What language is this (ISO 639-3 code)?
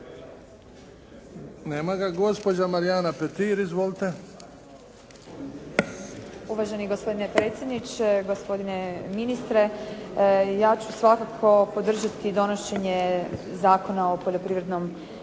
hrv